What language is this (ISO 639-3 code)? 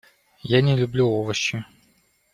rus